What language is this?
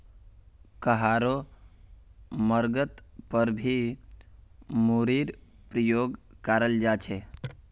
Magahi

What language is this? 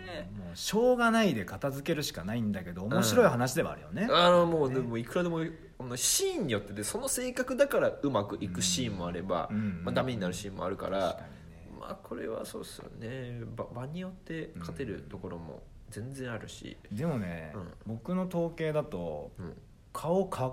Japanese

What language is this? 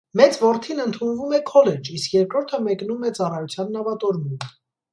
Armenian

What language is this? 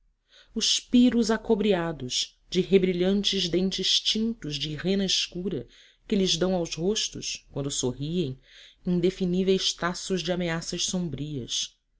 Portuguese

